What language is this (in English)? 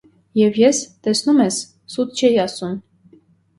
Armenian